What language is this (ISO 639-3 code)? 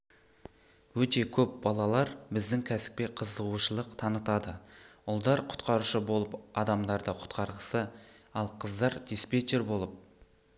kaz